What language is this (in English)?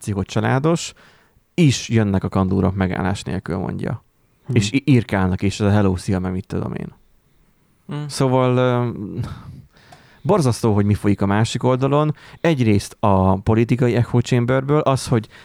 Hungarian